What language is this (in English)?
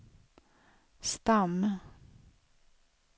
Swedish